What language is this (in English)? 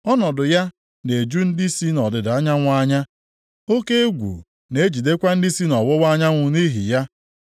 Igbo